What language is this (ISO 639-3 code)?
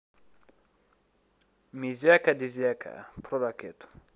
rus